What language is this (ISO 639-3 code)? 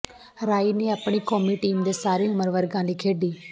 pan